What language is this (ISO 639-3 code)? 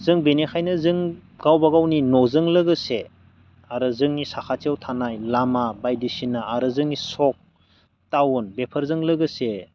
brx